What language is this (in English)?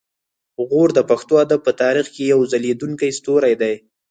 Pashto